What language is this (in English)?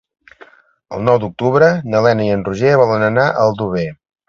Catalan